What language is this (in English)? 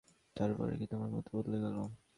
Bangla